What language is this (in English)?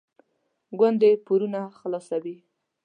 Pashto